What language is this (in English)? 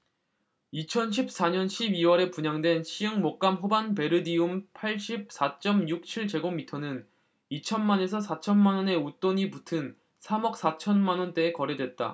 Korean